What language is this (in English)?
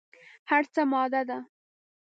Pashto